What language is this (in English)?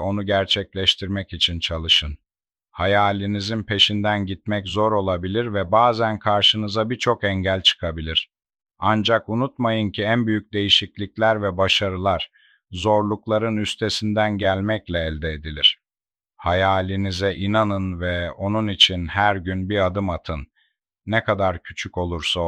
Turkish